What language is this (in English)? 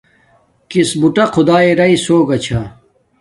Domaaki